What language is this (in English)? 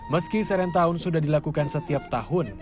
Indonesian